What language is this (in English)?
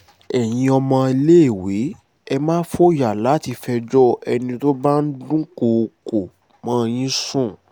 Yoruba